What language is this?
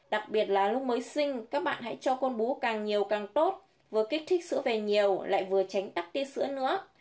Vietnamese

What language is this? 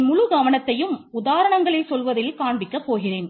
Tamil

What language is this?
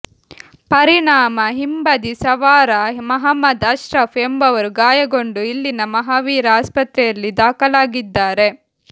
Kannada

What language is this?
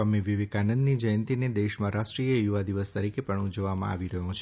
Gujarati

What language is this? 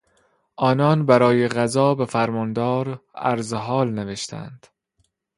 Persian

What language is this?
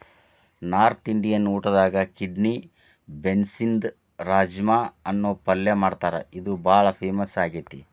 Kannada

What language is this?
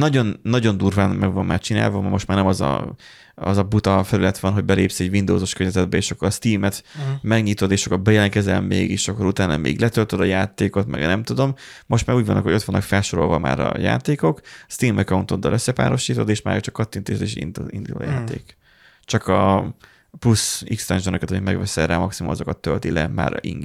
Hungarian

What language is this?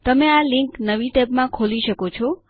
Gujarati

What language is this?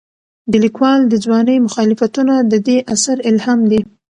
Pashto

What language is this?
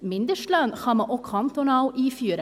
Swiss German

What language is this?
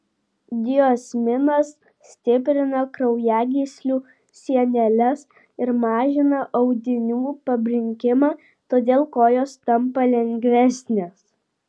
Lithuanian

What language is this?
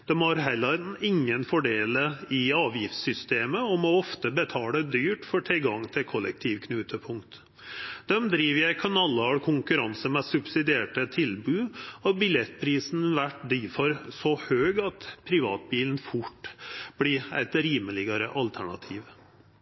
Norwegian Nynorsk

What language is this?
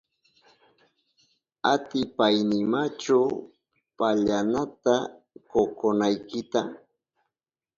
Southern Pastaza Quechua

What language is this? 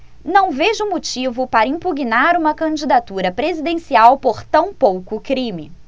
Portuguese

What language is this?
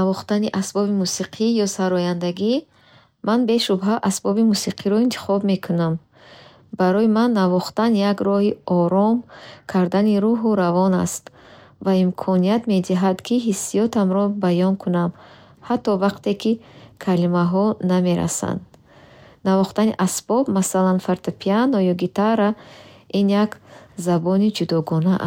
Bukharic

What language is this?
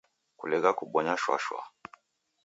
Taita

